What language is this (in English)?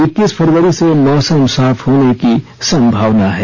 Hindi